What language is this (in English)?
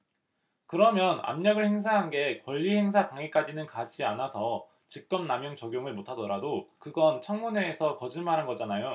Korean